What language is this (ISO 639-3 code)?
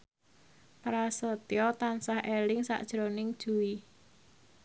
jav